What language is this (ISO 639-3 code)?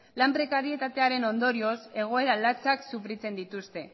eus